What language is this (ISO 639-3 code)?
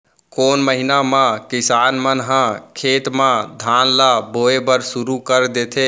hne